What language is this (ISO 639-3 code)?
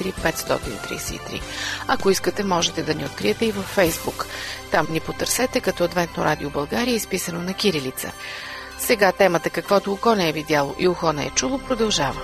bul